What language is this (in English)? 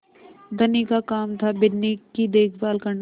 Hindi